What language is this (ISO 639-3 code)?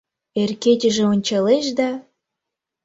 chm